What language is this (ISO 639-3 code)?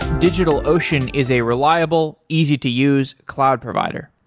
eng